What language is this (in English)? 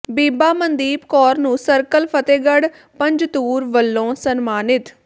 Punjabi